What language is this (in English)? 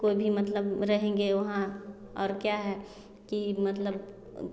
Hindi